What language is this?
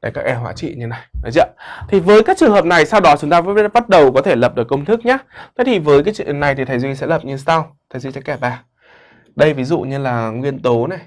Vietnamese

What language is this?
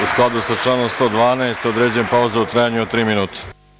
Serbian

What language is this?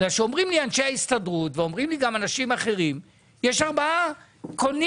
Hebrew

